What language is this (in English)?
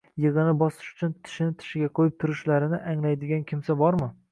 Uzbek